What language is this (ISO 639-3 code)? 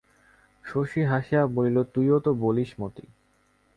ben